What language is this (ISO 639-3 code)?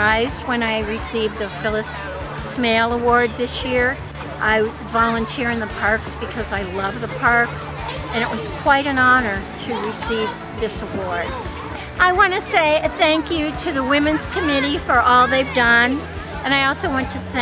eng